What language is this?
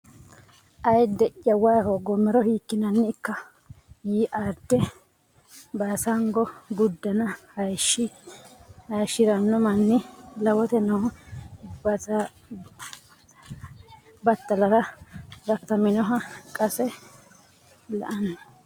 Sidamo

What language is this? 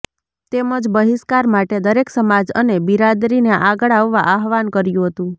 Gujarati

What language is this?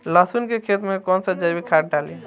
Bhojpuri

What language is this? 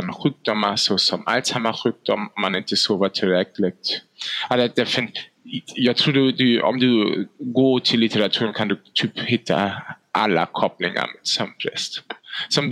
Swedish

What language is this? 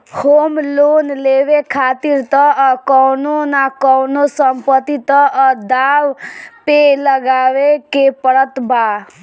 Bhojpuri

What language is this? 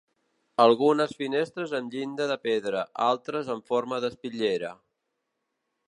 Catalan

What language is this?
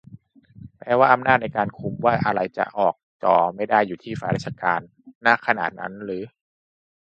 Thai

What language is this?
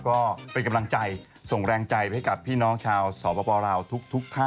Thai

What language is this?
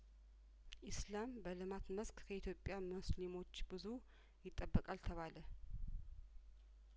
Amharic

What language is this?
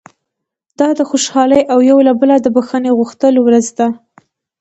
Pashto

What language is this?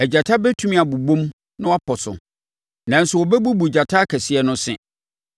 Akan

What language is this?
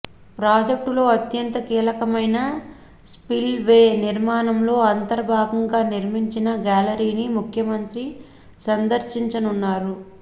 Telugu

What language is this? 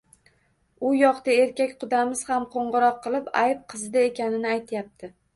Uzbek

